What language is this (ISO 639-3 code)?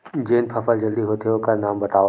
hne